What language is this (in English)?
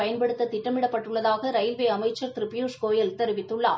Tamil